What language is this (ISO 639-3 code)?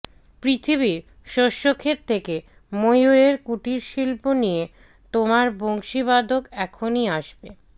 ben